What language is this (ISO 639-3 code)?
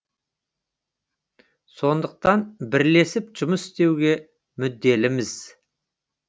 kaz